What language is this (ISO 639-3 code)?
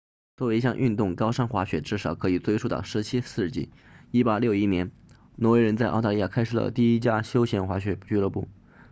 zho